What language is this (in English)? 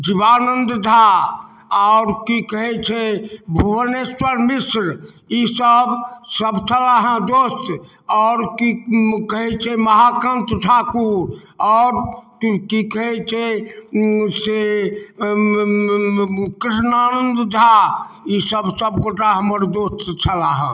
Maithili